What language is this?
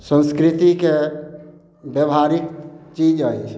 Maithili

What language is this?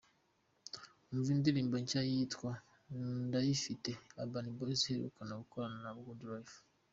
Kinyarwanda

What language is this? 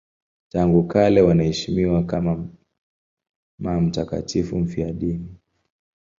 Swahili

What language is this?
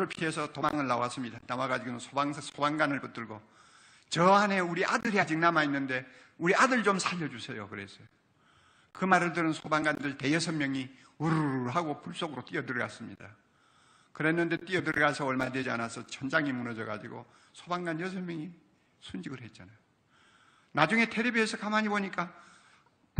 Korean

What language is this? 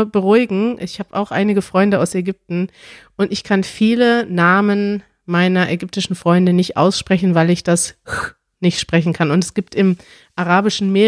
German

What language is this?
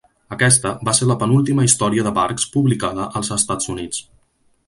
Catalan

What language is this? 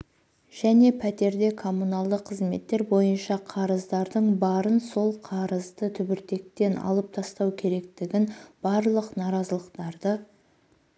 Kazakh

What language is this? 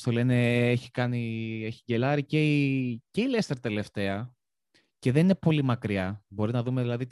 Greek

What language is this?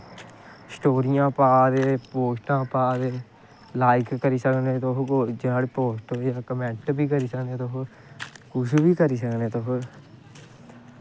Dogri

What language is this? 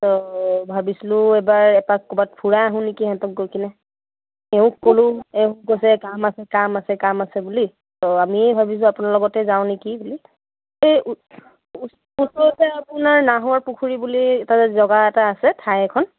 Assamese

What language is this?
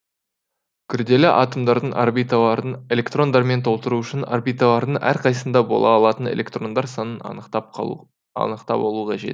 Kazakh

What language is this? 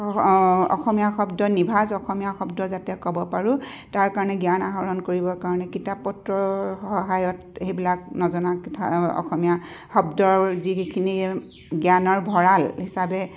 Assamese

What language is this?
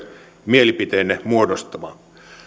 Finnish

